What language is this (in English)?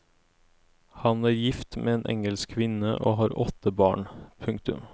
Norwegian